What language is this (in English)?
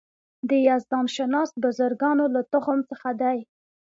Pashto